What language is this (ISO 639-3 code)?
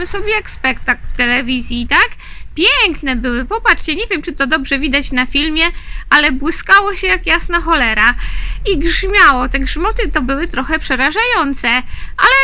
pol